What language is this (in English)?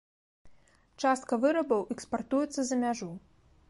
Belarusian